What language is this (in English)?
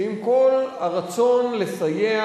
Hebrew